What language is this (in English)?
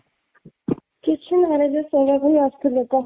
Odia